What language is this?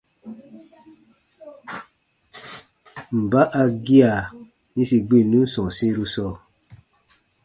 Baatonum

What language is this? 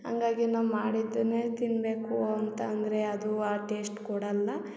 Kannada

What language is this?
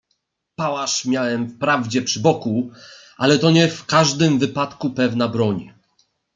Polish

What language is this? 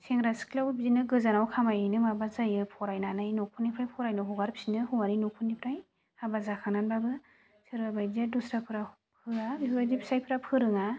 Bodo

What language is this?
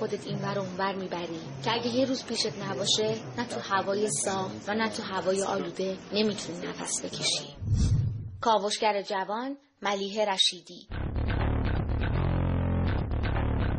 Persian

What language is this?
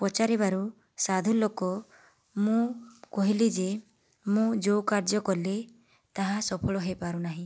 Odia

